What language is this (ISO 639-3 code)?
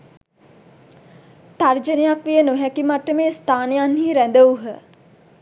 sin